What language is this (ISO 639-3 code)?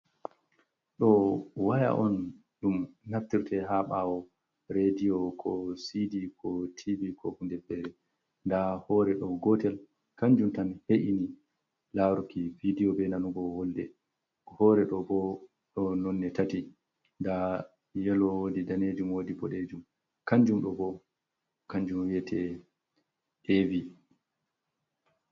ful